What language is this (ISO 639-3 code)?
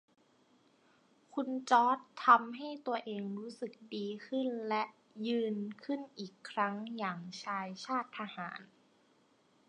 tha